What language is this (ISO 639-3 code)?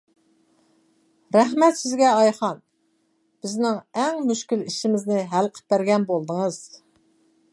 uig